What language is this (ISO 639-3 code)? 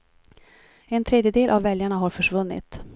swe